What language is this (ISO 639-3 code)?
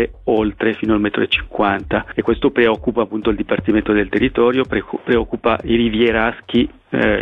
ita